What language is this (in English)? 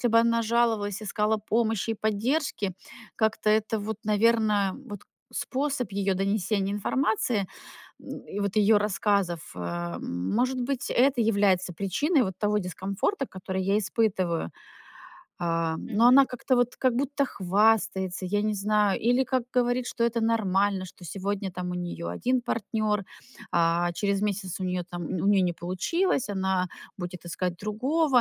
Russian